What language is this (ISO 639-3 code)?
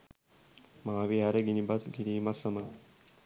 sin